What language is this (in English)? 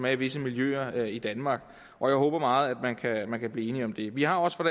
Danish